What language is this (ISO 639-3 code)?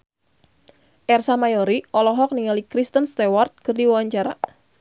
sun